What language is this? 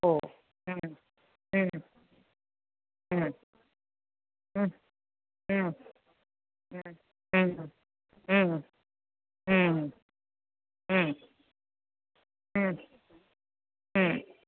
Sanskrit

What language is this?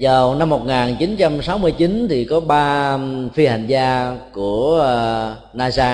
Vietnamese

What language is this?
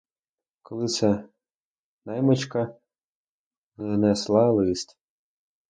Ukrainian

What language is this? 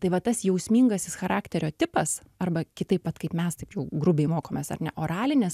Lithuanian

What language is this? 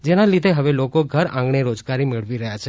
Gujarati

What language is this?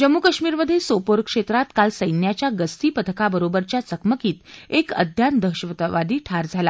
Marathi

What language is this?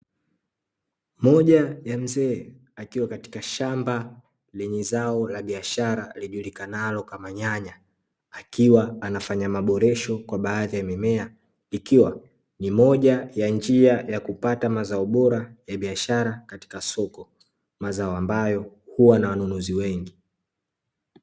Swahili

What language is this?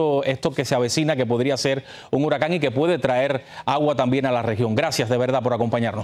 Spanish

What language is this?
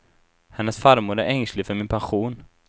Swedish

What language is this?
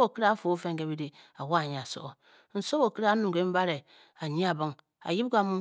Bokyi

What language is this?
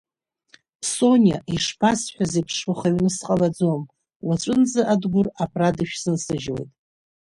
Abkhazian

